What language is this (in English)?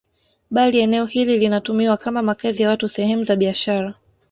Swahili